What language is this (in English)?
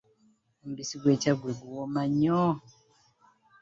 Ganda